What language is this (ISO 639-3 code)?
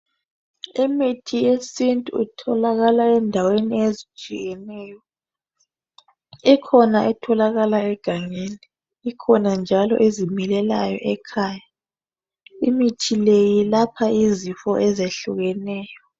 nde